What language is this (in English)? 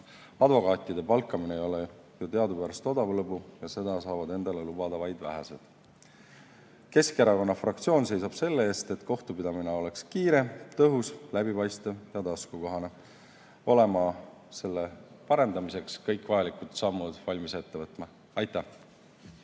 Estonian